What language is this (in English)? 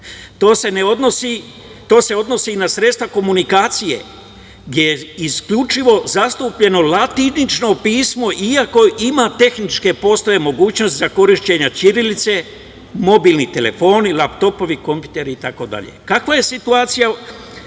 Serbian